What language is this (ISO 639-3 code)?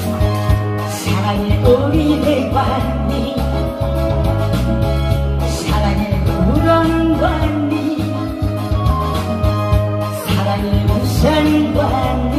kor